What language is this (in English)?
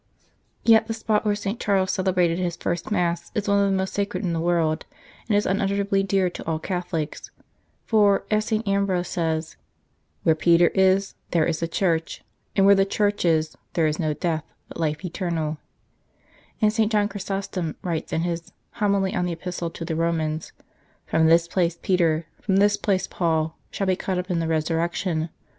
English